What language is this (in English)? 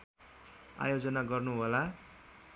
Nepali